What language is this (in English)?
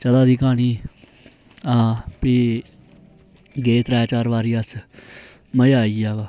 Dogri